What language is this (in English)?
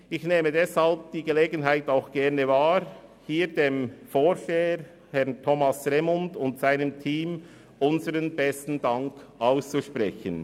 Swiss German